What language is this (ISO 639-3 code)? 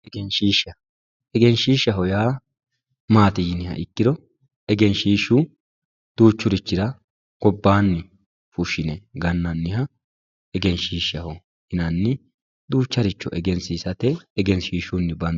sid